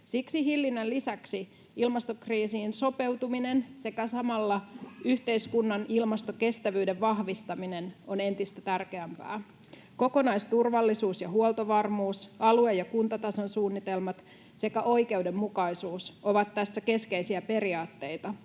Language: Finnish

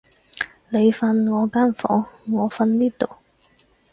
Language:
Cantonese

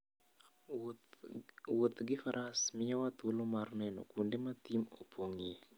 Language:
Luo (Kenya and Tanzania)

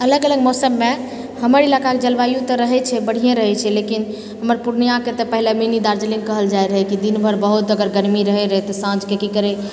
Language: Maithili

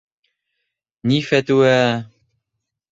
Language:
Bashkir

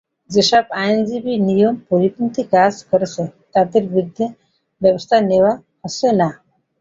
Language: Bangla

